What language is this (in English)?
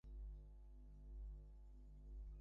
Bangla